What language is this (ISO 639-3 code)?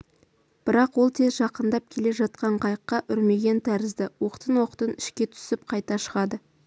kaz